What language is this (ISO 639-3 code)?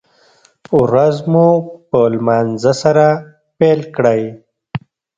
pus